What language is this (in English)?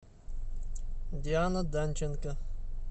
Russian